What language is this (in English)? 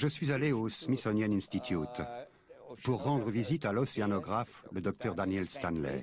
French